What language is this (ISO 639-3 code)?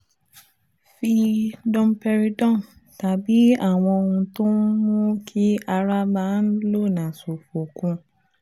yor